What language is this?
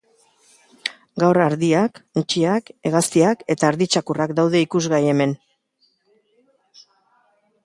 Basque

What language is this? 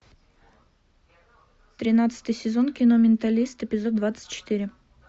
Russian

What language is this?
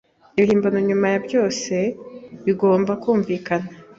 Kinyarwanda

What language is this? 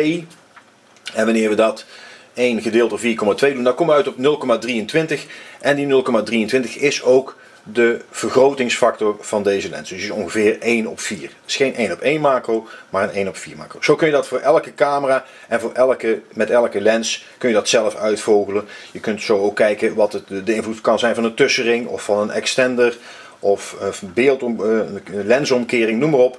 Dutch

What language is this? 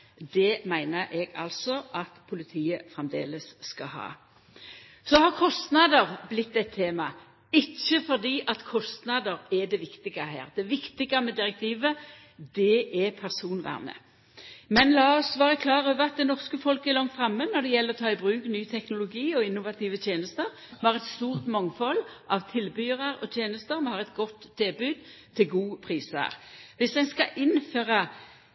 Norwegian Nynorsk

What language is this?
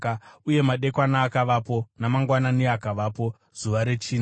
Shona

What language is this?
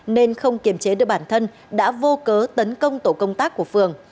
Vietnamese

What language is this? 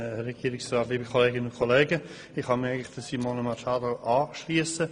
Swiss German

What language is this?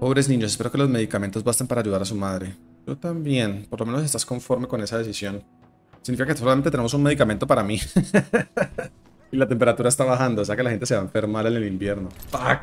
Spanish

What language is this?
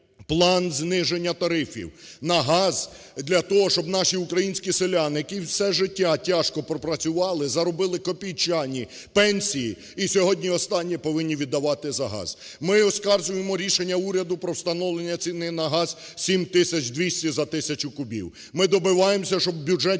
Ukrainian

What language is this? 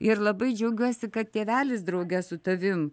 Lithuanian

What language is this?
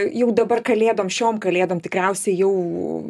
Lithuanian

